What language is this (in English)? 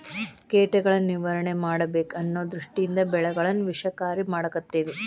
Kannada